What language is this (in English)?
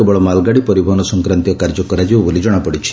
Odia